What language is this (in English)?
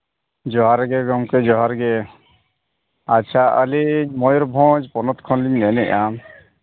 Santali